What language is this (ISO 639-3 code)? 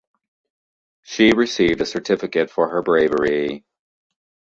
eng